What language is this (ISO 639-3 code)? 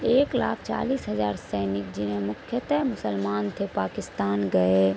urd